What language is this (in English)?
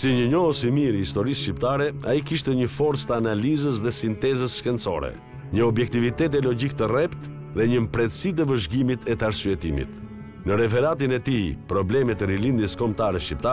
Romanian